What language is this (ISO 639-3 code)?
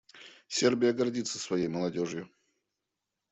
rus